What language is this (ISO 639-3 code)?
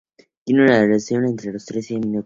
spa